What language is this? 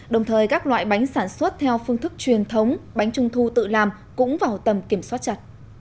Vietnamese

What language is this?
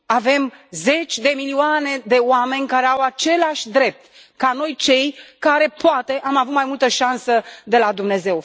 Romanian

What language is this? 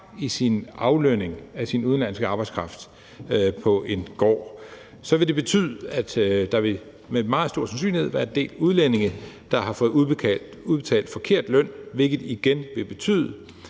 Danish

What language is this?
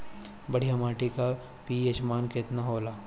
Bhojpuri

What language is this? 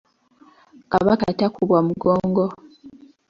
Ganda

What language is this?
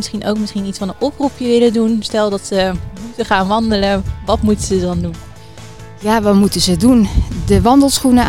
Dutch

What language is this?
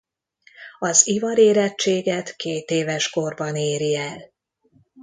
Hungarian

